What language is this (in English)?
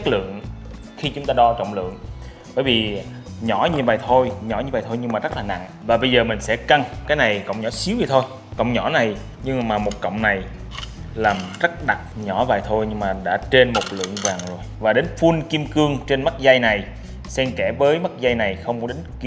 Vietnamese